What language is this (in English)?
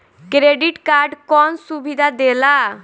Bhojpuri